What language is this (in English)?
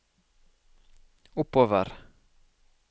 Norwegian